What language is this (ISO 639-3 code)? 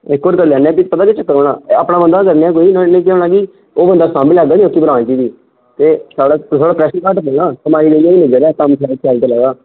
doi